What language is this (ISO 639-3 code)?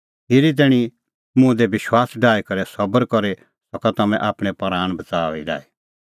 kfx